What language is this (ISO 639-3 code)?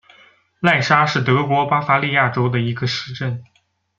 zho